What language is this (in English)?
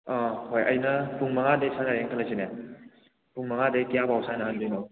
Manipuri